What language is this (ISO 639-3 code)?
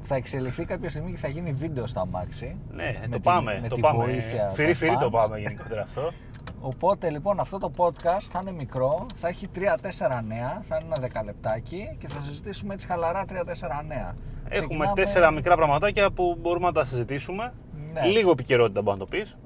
ell